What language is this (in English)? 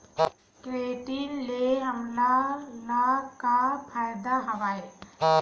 Chhattisgarhi